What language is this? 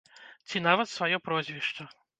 Belarusian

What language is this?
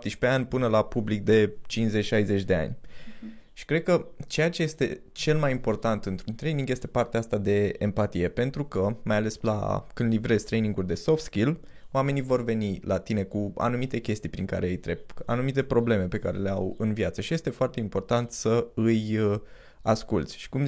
Romanian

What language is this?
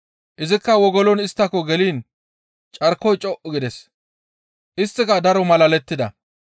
Gamo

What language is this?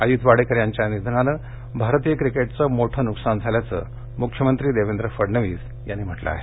Marathi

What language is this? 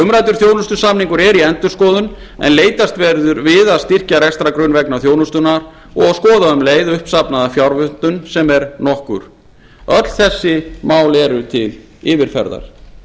Icelandic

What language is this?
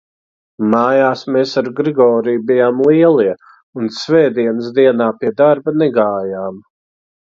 Latvian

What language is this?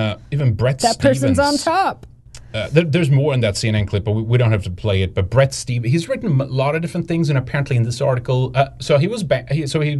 English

